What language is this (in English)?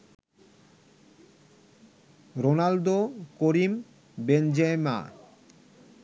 Bangla